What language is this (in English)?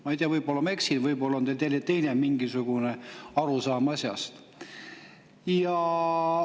Estonian